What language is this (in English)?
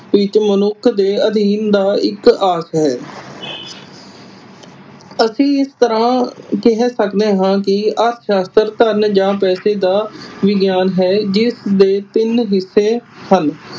Punjabi